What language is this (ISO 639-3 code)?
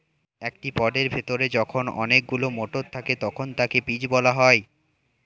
ben